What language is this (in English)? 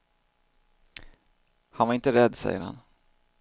Swedish